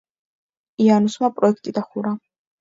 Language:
Georgian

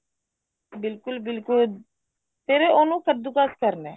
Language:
Punjabi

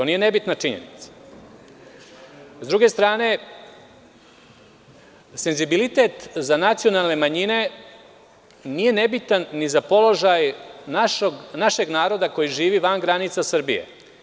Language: Serbian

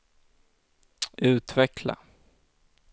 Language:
Swedish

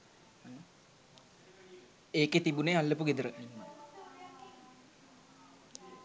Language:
Sinhala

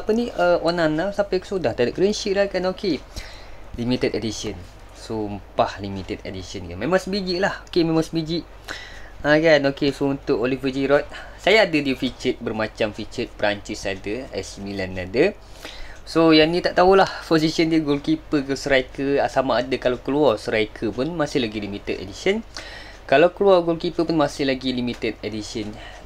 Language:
Malay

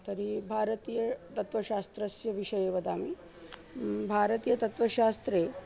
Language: Sanskrit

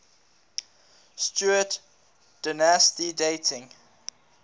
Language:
English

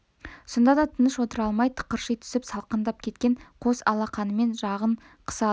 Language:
Kazakh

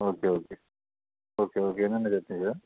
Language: Tamil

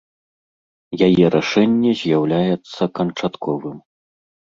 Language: Belarusian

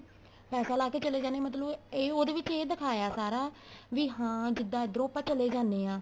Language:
Punjabi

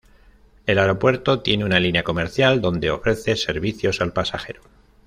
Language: Spanish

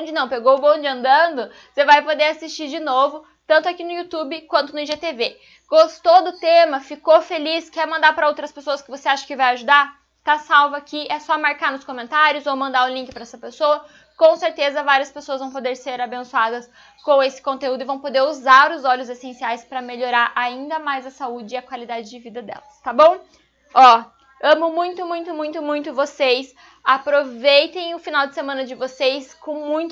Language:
Portuguese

